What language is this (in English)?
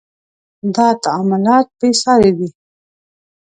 Pashto